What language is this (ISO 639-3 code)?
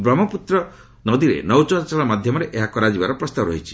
ori